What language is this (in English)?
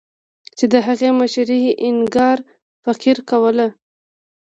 Pashto